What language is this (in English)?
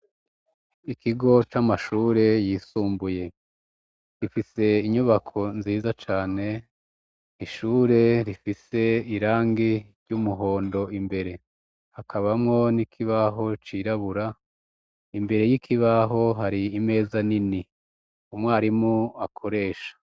Rundi